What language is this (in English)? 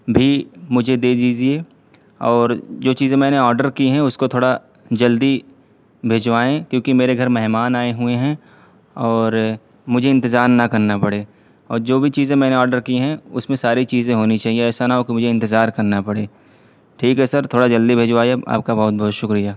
Urdu